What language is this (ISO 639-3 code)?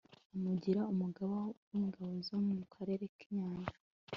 kin